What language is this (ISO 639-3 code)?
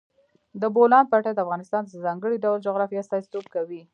pus